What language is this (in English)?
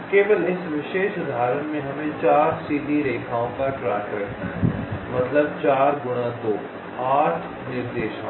Hindi